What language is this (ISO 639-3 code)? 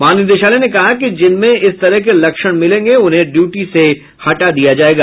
hin